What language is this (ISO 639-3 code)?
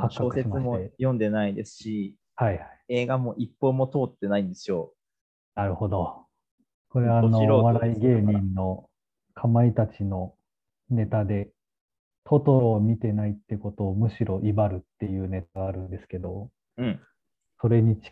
jpn